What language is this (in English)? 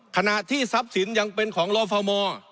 Thai